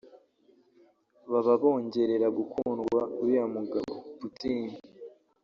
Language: Kinyarwanda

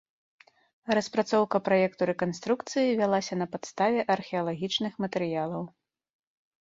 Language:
Belarusian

